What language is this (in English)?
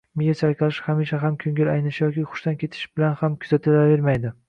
Uzbek